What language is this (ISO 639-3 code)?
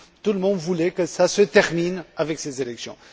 fra